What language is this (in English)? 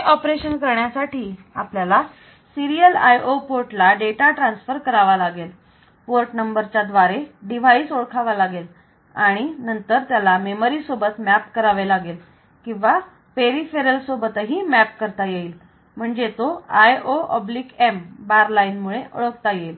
Marathi